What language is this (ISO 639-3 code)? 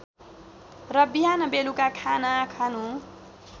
nep